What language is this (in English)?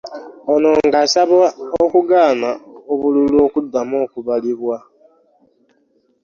Ganda